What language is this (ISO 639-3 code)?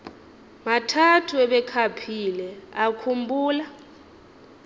xho